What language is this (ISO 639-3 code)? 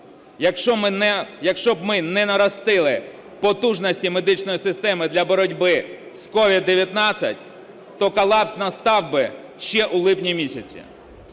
ukr